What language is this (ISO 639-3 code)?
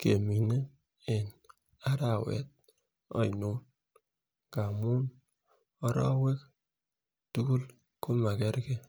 kln